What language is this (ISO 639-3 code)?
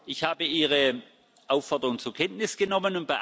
deu